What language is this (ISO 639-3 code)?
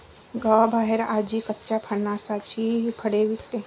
mar